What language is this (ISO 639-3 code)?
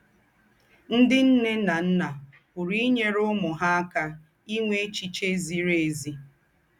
ibo